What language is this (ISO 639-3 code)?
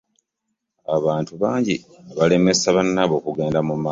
lug